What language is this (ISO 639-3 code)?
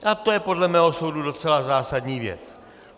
ces